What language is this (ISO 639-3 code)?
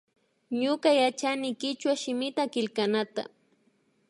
qvi